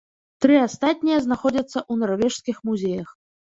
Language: Belarusian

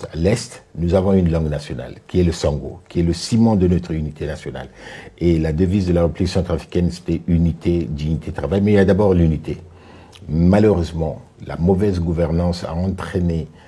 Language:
French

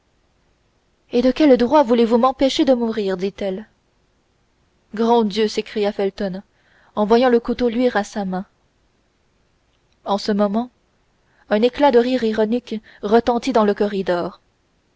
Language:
French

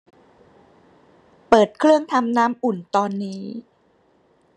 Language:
Thai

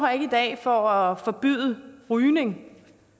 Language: Danish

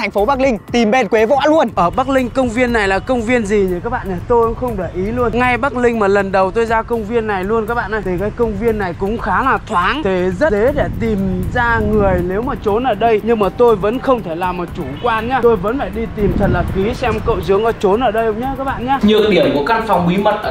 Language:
Vietnamese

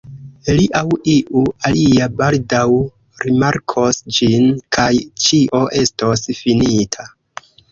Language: Esperanto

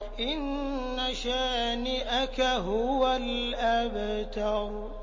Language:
Arabic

